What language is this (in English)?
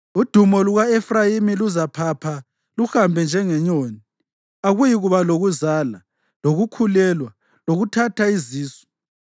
North Ndebele